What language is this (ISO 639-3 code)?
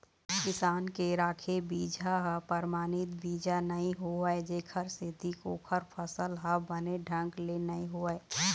hne